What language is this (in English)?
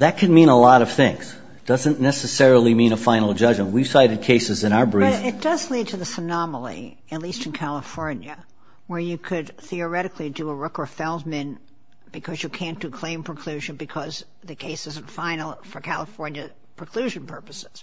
English